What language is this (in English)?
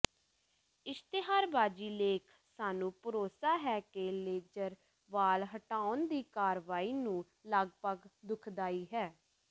Punjabi